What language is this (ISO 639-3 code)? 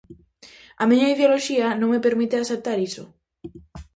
glg